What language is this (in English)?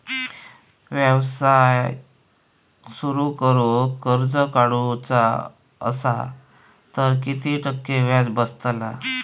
Marathi